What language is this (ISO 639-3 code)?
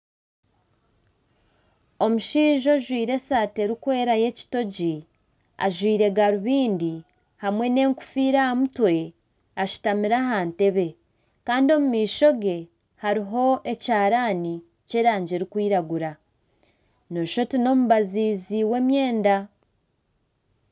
nyn